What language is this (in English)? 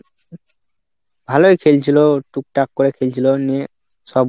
Bangla